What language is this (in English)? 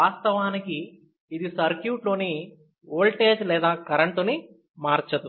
Telugu